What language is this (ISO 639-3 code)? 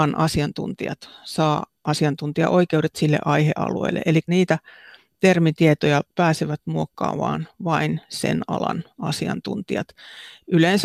fin